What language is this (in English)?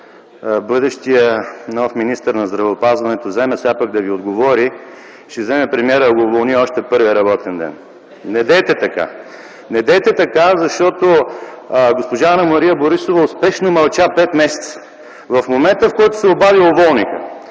Bulgarian